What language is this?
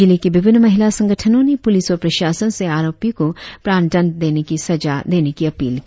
Hindi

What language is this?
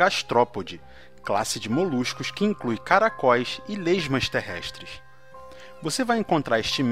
Portuguese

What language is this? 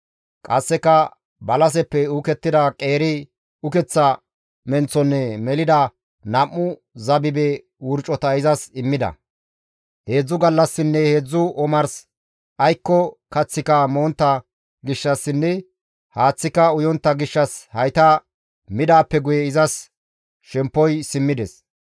Gamo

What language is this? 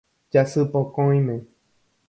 Guarani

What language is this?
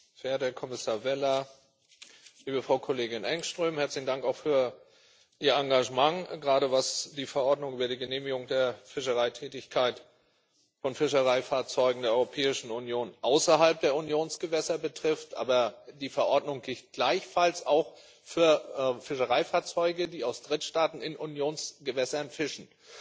German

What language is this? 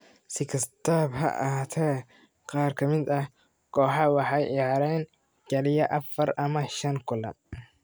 Somali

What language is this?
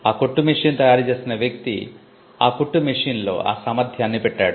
Telugu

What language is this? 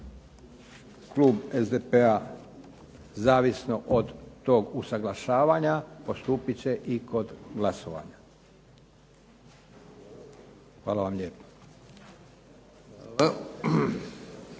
Croatian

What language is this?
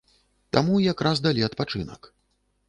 Belarusian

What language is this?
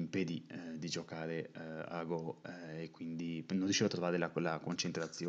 Italian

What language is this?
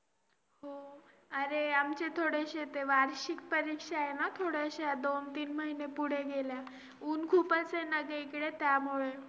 Marathi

